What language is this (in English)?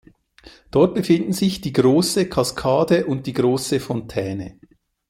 German